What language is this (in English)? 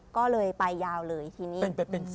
Thai